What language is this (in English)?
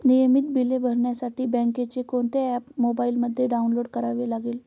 Marathi